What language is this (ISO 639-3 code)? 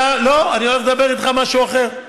heb